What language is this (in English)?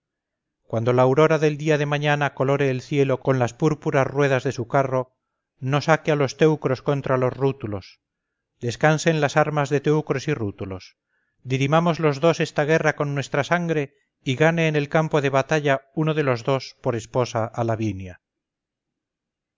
Spanish